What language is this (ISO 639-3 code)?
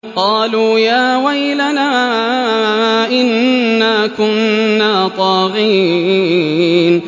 ara